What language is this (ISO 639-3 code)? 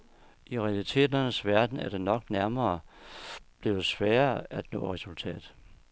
dan